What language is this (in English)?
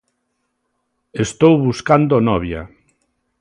Galician